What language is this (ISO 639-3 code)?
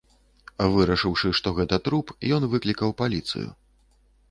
bel